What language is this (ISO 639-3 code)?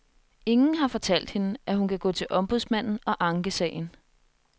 dan